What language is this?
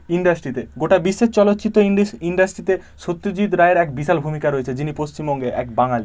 Bangla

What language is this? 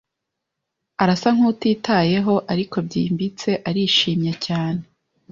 Kinyarwanda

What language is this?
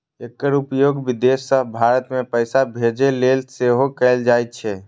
Maithili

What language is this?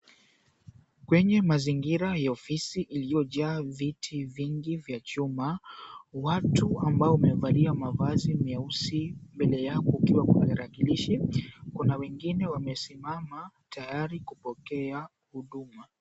Swahili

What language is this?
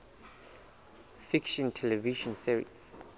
Southern Sotho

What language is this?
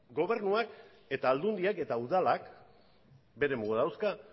Basque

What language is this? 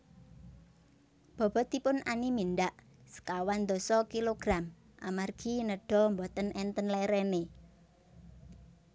Javanese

